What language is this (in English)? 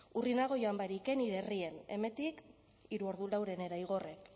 Basque